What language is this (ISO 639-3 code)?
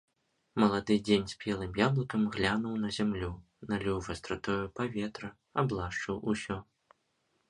bel